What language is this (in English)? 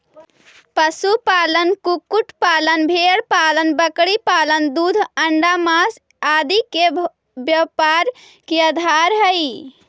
Magahi